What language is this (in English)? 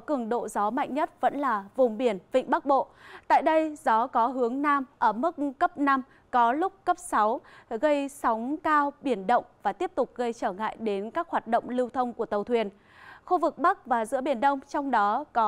Vietnamese